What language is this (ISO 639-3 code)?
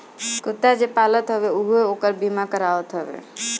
bho